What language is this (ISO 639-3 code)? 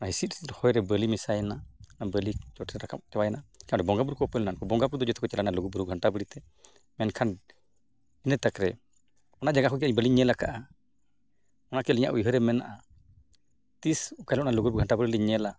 sat